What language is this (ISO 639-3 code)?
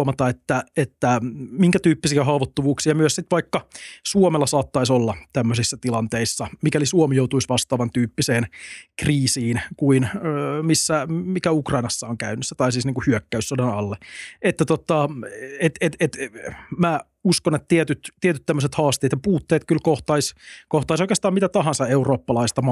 fin